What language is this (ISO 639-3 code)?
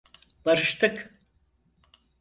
tur